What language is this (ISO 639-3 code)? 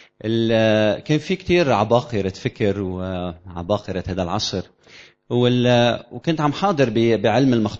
ara